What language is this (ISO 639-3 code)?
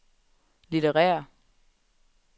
dan